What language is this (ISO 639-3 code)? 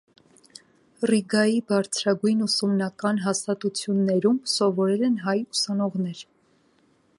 hye